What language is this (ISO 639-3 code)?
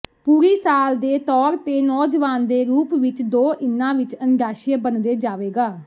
pan